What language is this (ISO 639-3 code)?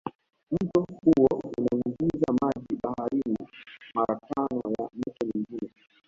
swa